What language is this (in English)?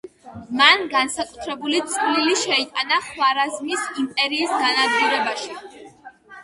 Georgian